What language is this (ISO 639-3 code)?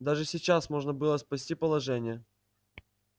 rus